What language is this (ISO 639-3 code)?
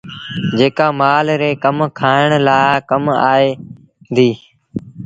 sbn